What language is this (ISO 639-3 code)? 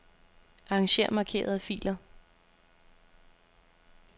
dan